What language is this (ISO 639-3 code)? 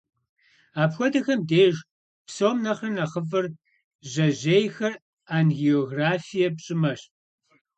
kbd